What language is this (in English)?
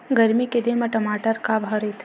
Chhattisgarhi